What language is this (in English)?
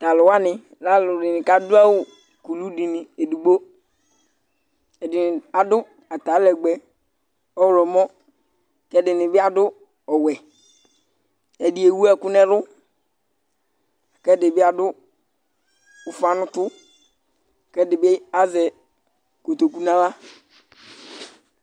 Ikposo